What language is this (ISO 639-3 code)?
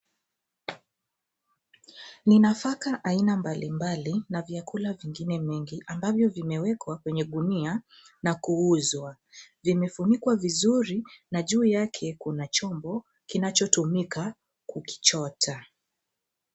swa